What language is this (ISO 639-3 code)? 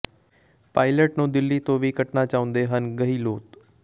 pan